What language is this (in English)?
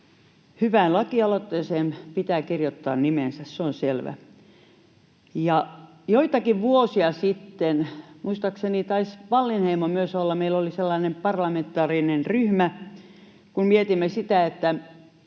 Finnish